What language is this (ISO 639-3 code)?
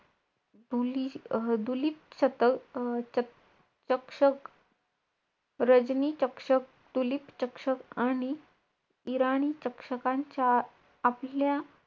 mar